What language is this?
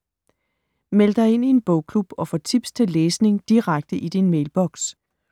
Danish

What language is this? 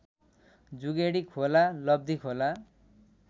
Nepali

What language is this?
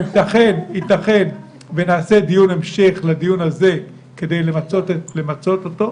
Hebrew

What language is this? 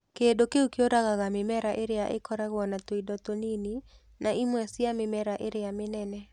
Kikuyu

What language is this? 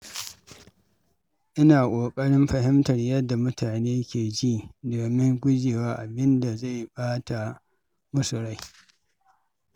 Hausa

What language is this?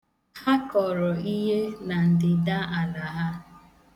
Igbo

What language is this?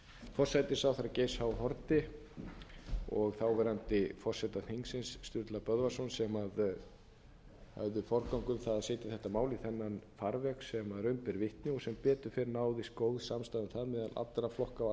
Icelandic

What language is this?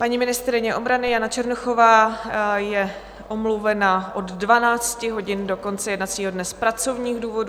Czech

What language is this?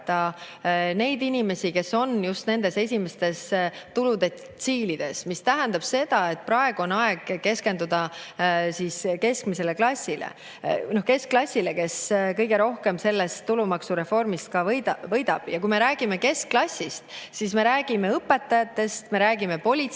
Estonian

